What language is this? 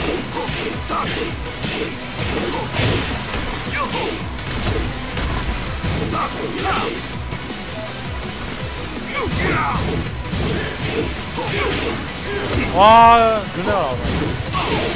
Korean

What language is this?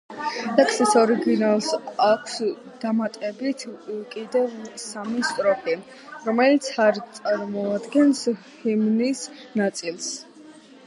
Georgian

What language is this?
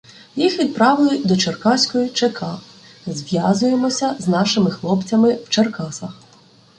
Ukrainian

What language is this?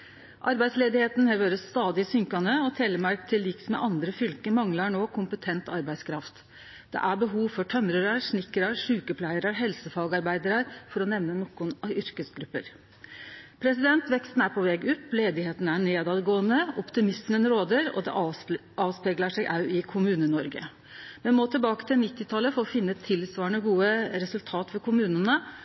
Norwegian Nynorsk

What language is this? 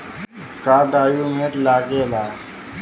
Bhojpuri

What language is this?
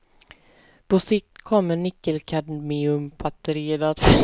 Swedish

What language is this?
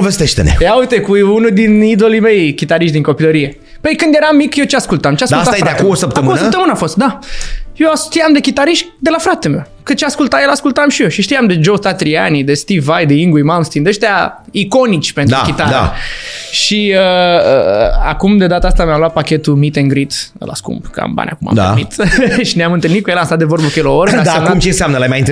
Romanian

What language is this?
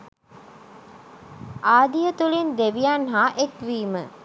Sinhala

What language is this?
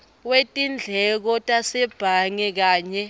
Swati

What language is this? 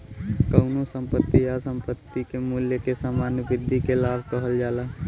Bhojpuri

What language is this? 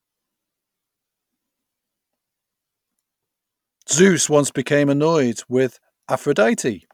English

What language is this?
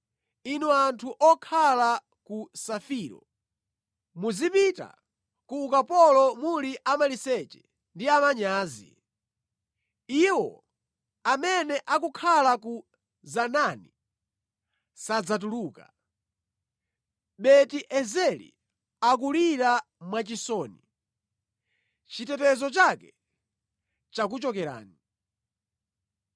Nyanja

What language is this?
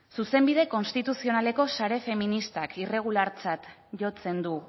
Basque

